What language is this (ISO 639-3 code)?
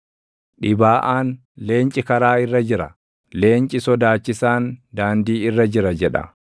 orm